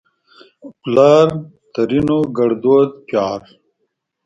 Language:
Pashto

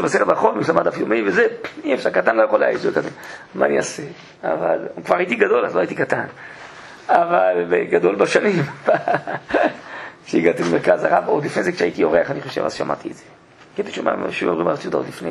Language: Hebrew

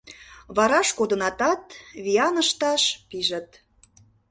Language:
Mari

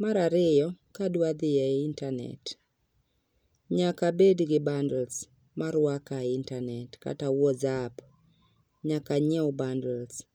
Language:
Luo (Kenya and Tanzania)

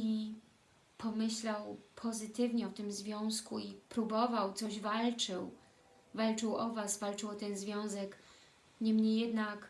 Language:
Polish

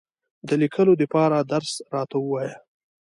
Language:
Pashto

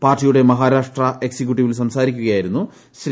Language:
Malayalam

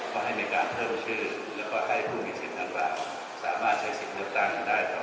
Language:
Thai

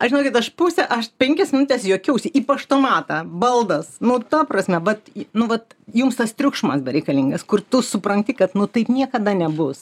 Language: Lithuanian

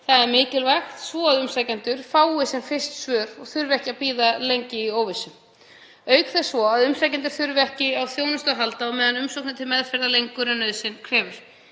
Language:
Icelandic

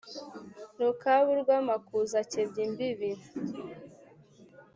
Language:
Kinyarwanda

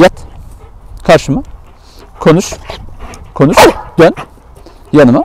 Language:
Turkish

